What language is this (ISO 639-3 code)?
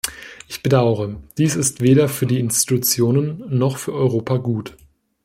deu